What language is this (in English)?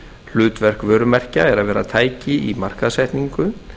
Icelandic